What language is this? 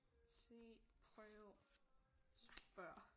Danish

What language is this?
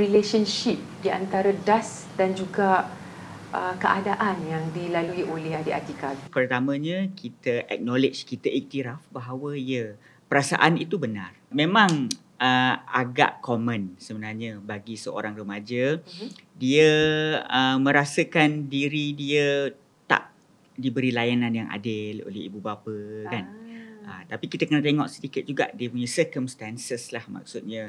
Malay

